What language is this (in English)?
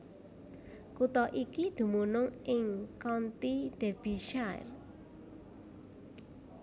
Javanese